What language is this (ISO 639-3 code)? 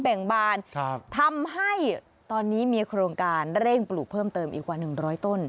tha